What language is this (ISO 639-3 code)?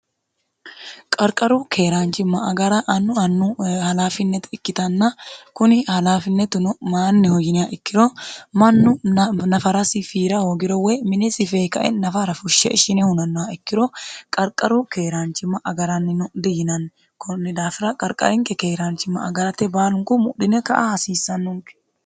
sid